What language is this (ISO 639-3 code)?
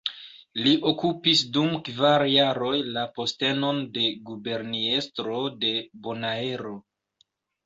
epo